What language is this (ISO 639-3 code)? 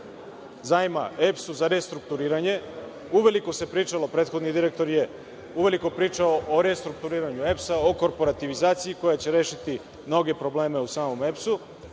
srp